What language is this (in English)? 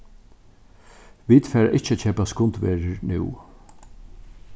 Faroese